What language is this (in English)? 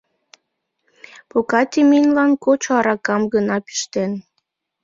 Mari